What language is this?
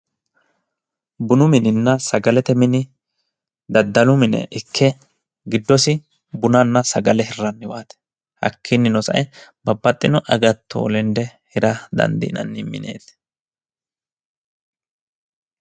Sidamo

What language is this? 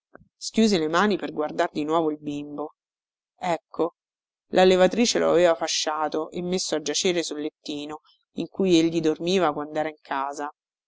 Italian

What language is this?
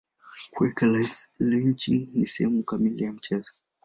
Swahili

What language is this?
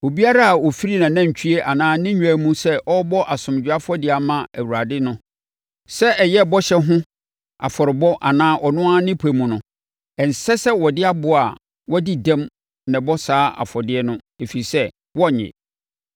Akan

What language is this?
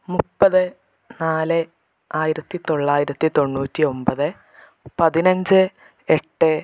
Malayalam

